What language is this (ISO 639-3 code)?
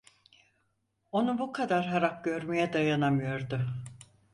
tur